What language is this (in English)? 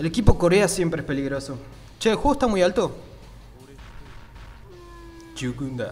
Spanish